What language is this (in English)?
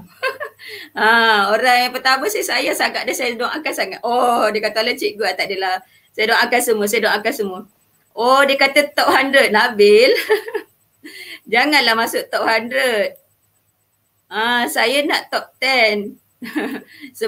Malay